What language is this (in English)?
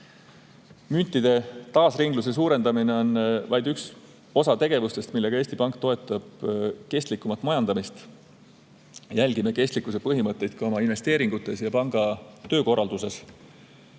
Estonian